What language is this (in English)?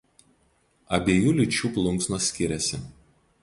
Lithuanian